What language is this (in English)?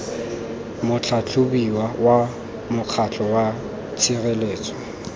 Tswana